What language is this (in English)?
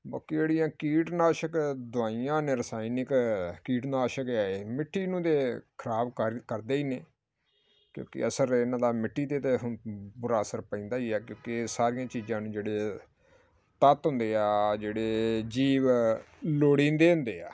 Punjabi